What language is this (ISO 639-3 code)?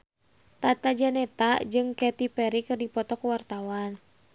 sun